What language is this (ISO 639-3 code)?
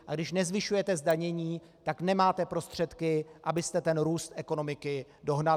ces